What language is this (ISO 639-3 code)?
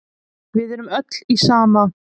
isl